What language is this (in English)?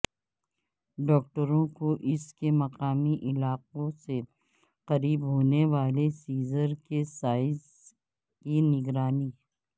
Urdu